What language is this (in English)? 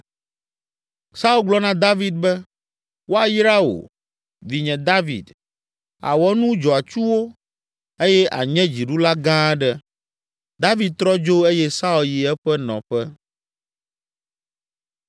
Ewe